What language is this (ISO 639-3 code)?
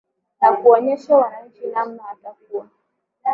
swa